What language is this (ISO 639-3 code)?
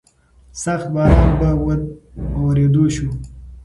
pus